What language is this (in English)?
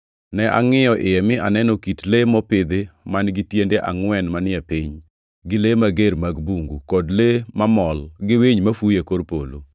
Luo (Kenya and Tanzania)